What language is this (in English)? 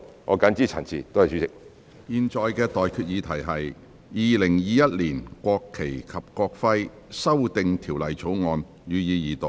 Cantonese